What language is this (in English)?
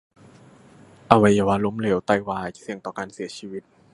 Thai